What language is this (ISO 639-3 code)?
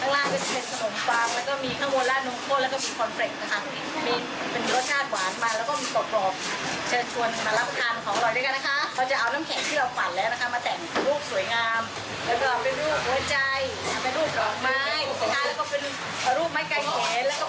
tha